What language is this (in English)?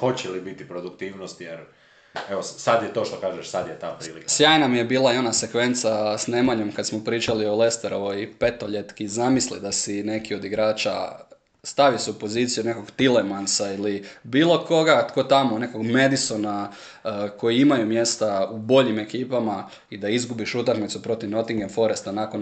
Croatian